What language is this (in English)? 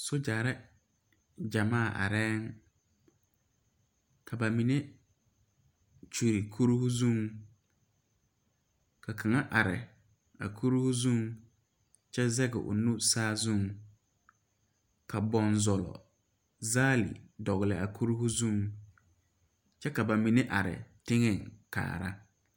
Southern Dagaare